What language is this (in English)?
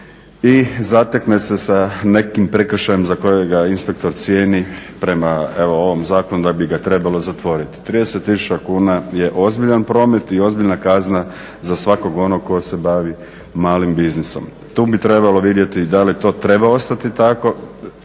Croatian